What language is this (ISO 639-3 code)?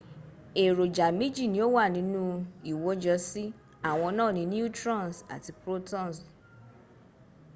yor